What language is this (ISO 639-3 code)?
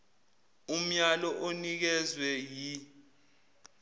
zul